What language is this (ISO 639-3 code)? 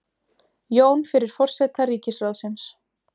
isl